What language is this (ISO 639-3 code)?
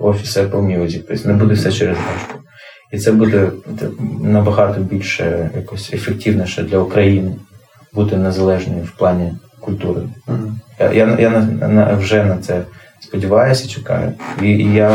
ukr